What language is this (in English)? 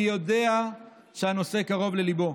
Hebrew